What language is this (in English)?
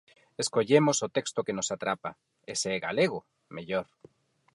Galician